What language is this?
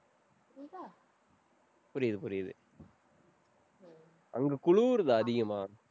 Tamil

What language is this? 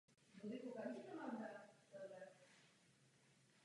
Czech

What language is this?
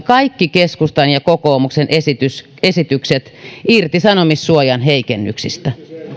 Finnish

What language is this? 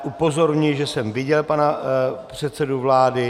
Czech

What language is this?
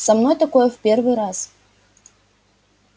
Russian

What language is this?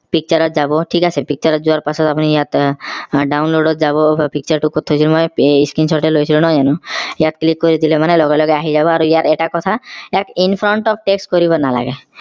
Assamese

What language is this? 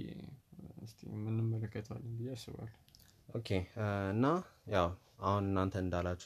Amharic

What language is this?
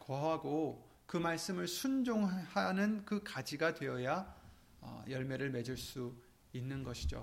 Korean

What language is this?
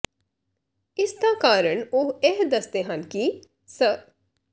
Punjabi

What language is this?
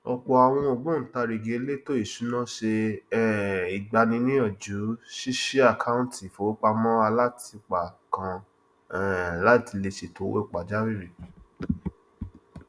Yoruba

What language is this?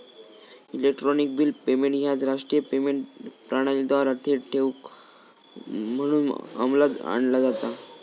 Marathi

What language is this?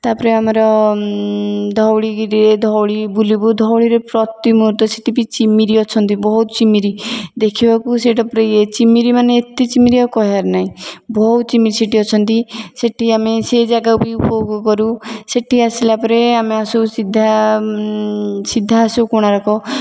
Odia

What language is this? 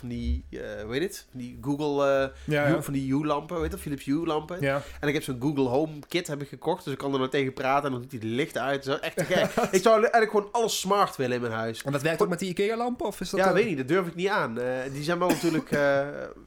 Dutch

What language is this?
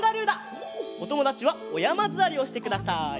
Japanese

